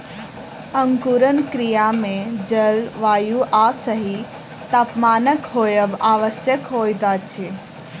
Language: Maithili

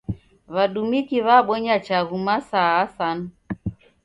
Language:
Taita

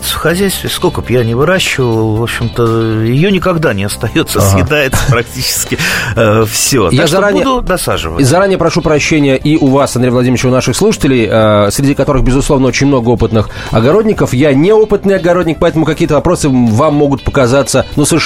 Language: Russian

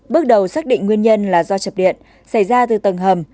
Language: Vietnamese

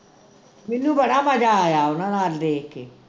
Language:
Punjabi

